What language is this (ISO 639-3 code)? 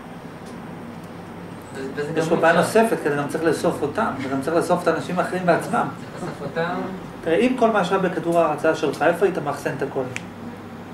heb